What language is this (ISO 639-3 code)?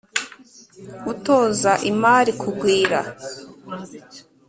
kin